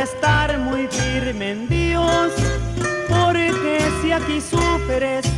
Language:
Spanish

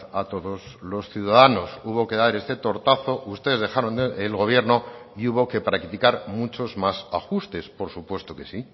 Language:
Spanish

